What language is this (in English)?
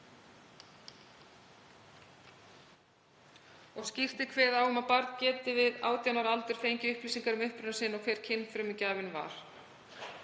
Icelandic